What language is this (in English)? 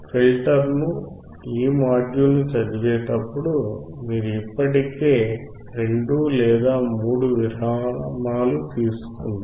Telugu